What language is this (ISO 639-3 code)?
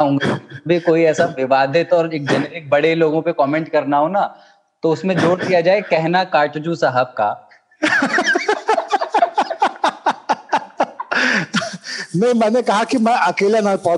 hin